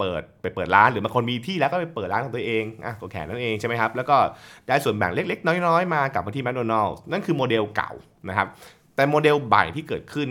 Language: Thai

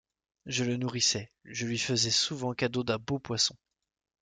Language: French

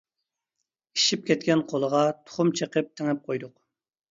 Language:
Uyghur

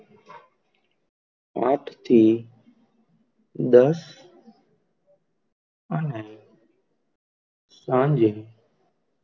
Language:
Gujarati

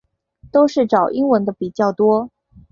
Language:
Chinese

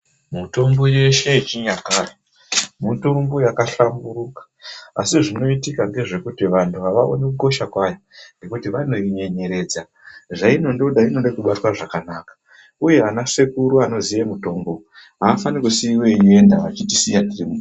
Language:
Ndau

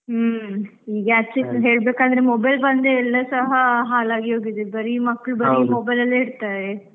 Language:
Kannada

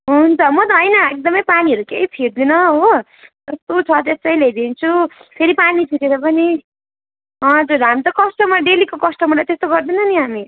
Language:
Nepali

